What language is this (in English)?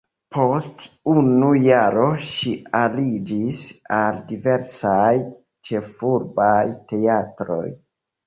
Esperanto